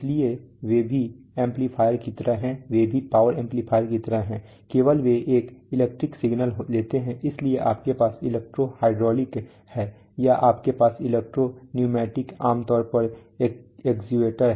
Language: Hindi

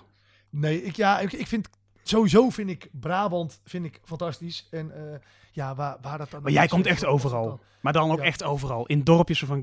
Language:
Dutch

